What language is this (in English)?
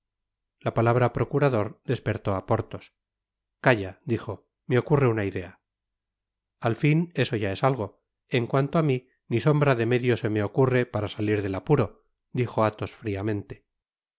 Spanish